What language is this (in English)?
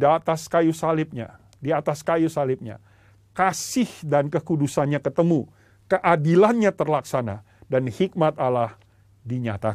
Indonesian